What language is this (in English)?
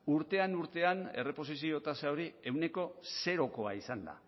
Basque